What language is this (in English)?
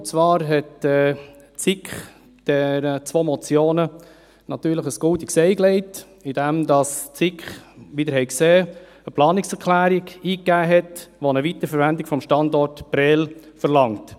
Swiss German